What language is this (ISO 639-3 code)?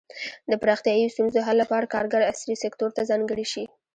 pus